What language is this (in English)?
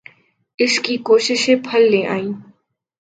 Urdu